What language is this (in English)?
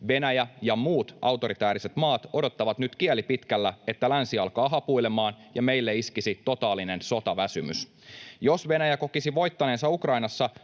Finnish